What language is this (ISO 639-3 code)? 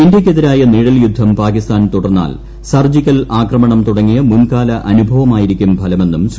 mal